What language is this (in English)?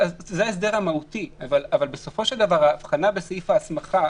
Hebrew